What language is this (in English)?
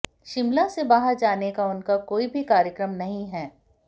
Hindi